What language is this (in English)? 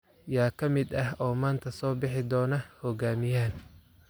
Somali